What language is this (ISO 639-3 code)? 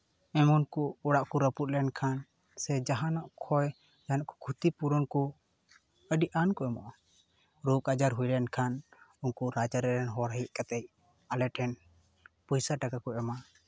sat